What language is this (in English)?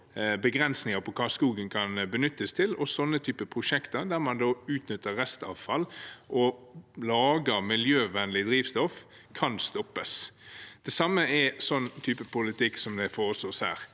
Norwegian